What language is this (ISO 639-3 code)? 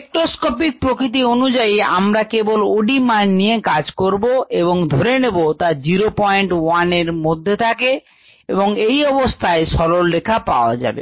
ben